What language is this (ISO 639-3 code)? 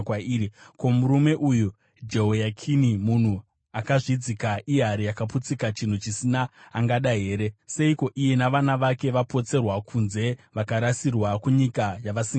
sna